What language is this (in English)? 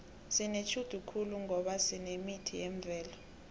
South Ndebele